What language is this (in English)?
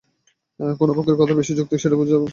Bangla